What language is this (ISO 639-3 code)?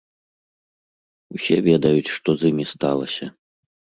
bel